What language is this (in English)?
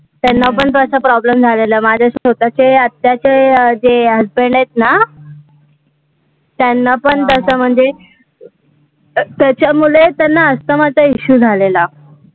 Marathi